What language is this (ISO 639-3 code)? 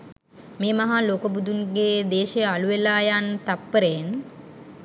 sin